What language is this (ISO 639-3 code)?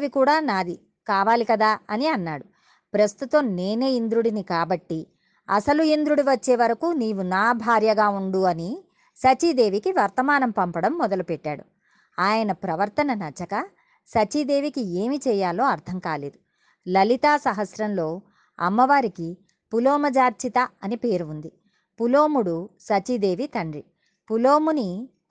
tel